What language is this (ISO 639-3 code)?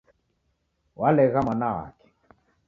dav